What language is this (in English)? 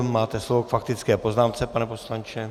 Czech